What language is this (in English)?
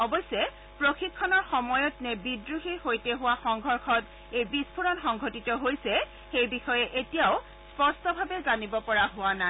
Assamese